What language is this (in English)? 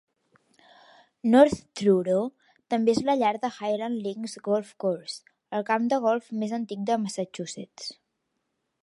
Catalan